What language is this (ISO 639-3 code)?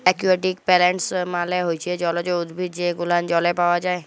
ben